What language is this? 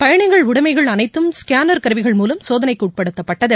Tamil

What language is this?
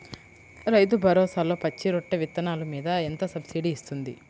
Telugu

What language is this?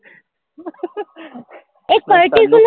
Gujarati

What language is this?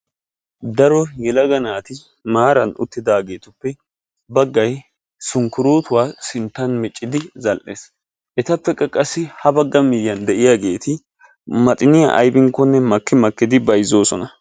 Wolaytta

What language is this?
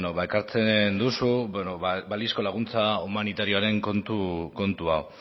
Basque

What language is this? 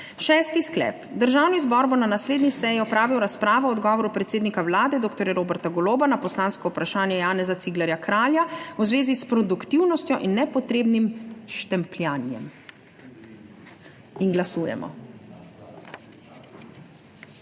Slovenian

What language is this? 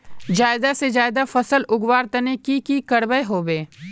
Magahi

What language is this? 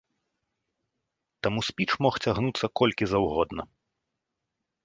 Belarusian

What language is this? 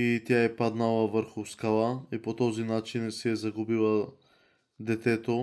Bulgarian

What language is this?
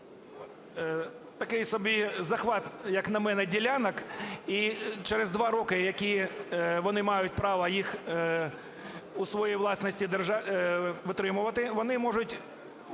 Ukrainian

